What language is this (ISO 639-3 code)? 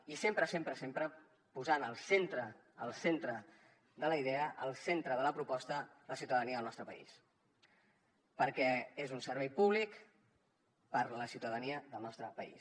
cat